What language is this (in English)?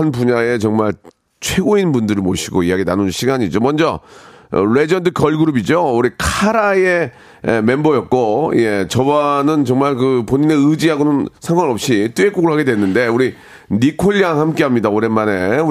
Korean